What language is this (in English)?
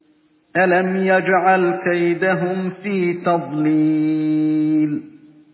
Arabic